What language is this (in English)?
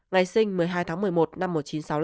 Vietnamese